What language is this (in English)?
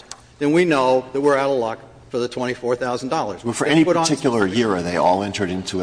English